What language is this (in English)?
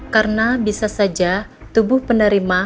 Indonesian